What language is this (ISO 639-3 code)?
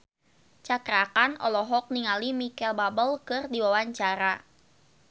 sun